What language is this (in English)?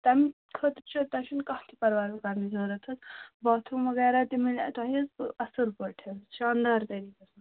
Kashmiri